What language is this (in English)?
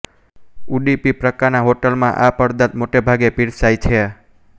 Gujarati